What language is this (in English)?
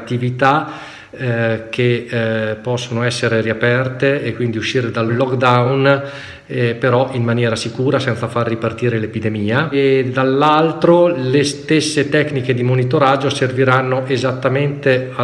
Italian